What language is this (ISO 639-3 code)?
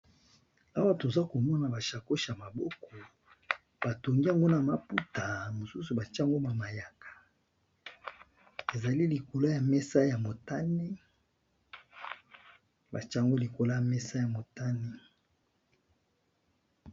lin